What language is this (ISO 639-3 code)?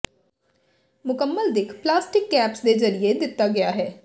pan